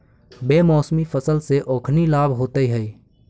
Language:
Magahi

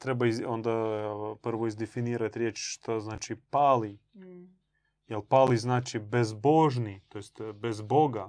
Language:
Croatian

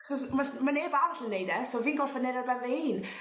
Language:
Welsh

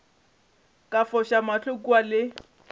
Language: Northern Sotho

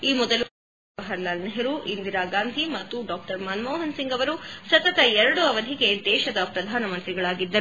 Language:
Kannada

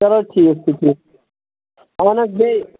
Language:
Kashmiri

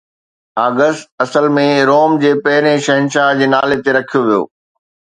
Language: Sindhi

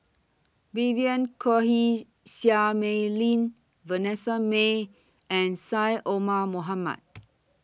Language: English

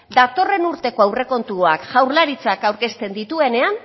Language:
Basque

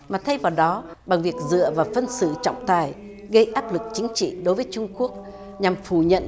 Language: Vietnamese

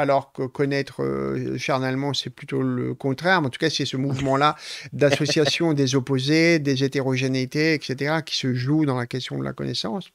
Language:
French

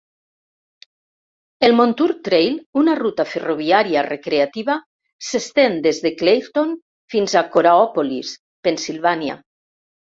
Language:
Catalan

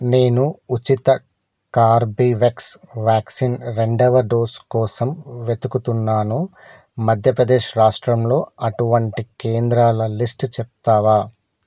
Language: Telugu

